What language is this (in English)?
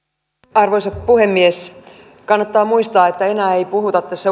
Finnish